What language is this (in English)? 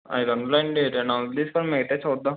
Telugu